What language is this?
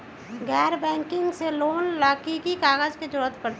Magahi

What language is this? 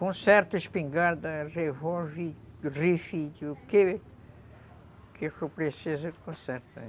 Portuguese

